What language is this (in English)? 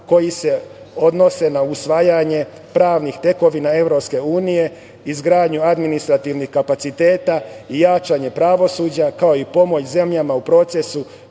Serbian